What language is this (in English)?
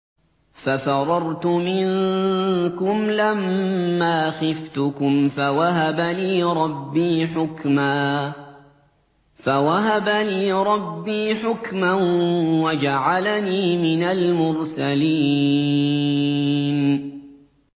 Arabic